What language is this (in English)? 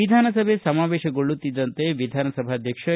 Kannada